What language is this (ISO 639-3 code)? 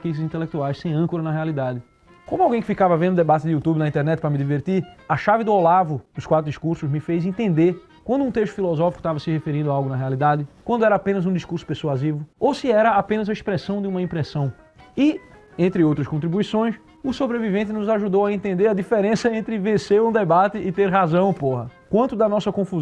por